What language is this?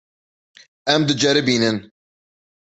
Kurdish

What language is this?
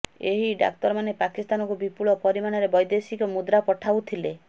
Odia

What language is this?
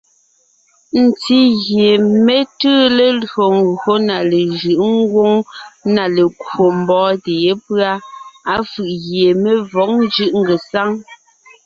Ngiemboon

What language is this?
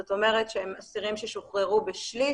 Hebrew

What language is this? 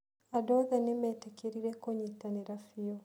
Kikuyu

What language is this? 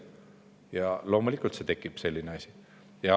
Estonian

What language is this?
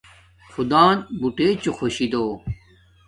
Domaaki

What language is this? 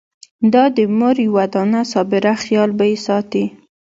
Pashto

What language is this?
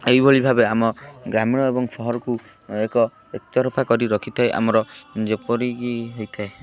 Odia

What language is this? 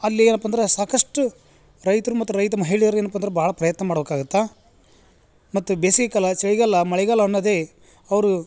Kannada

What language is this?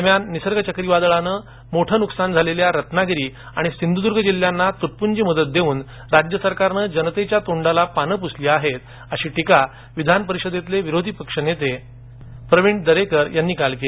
Marathi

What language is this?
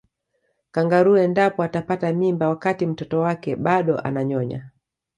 Swahili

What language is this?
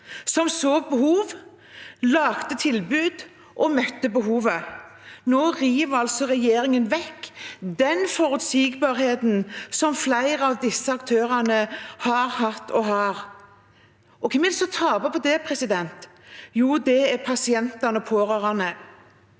Norwegian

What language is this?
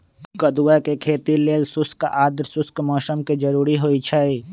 Magahi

